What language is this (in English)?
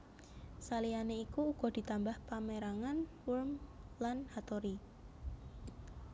Javanese